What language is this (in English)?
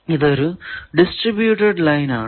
Malayalam